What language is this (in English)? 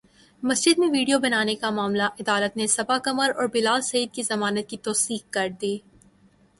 Urdu